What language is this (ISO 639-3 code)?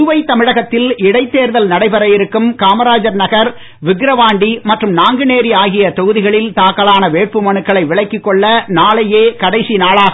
tam